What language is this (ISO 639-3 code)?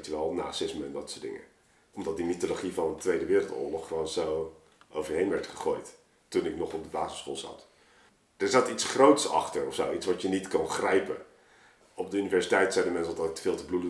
nld